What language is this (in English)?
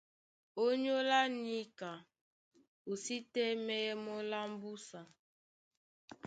Duala